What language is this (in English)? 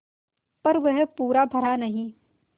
Hindi